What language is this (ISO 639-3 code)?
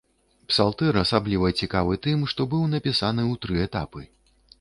bel